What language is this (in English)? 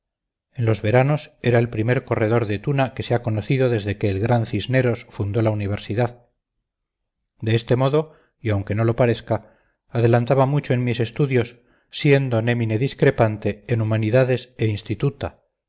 Spanish